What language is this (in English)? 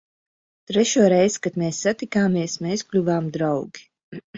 Latvian